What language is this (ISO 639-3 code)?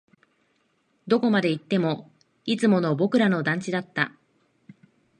jpn